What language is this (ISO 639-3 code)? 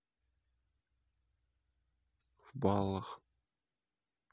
rus